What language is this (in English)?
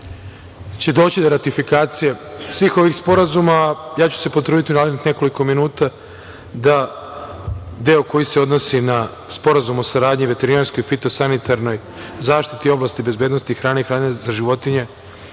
Serbian